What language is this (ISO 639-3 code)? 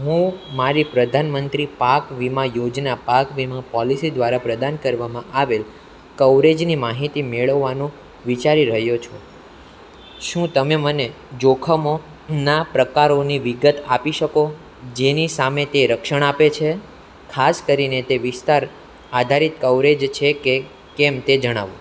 guj